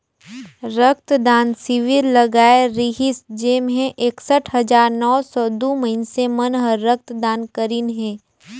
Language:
Chhattisgarhi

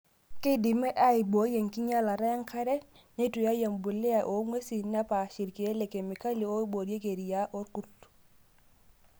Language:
Masai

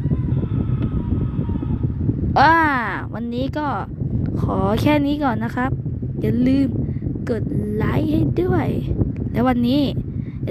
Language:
Thai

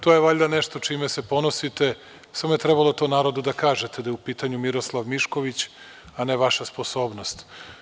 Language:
Serbian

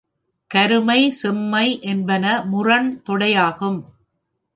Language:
Tamil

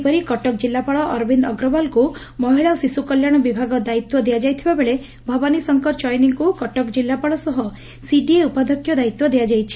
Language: Odia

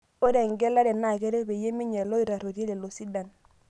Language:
Masai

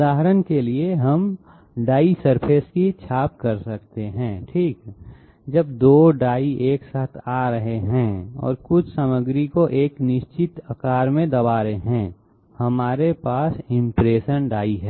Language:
Hindi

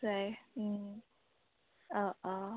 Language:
Assamese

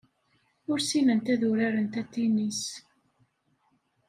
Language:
Kabyle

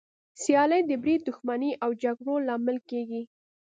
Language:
Pashto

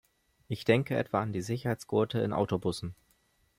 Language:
German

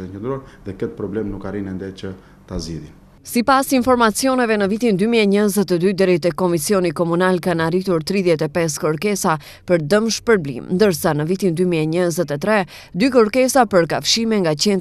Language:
Romanian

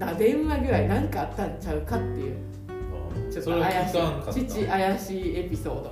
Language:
Japanese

